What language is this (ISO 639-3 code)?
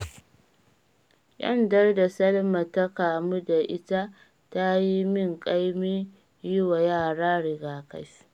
hau